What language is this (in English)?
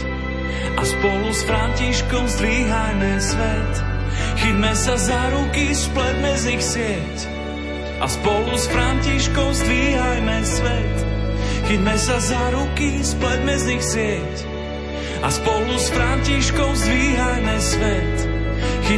Slovak